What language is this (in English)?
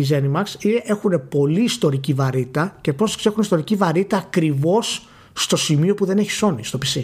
Greek